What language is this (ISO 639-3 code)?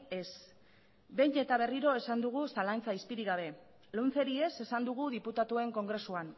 eus